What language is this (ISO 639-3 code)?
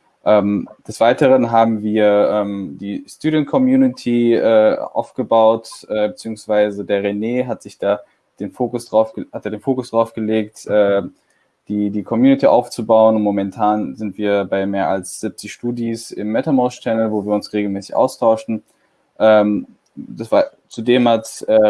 deu